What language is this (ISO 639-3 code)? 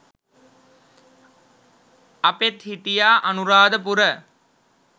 sin